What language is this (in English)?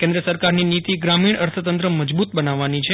Gujarati